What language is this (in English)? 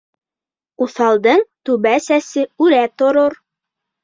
Bashkir